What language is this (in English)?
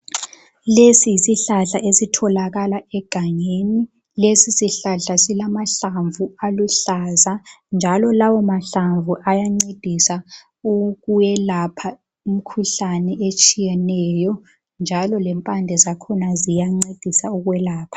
North Ndebele